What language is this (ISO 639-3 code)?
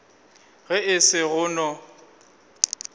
nso